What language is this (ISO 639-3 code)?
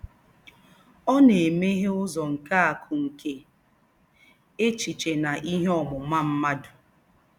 ibo